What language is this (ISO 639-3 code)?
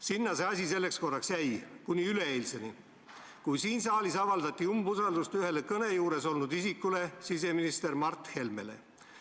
est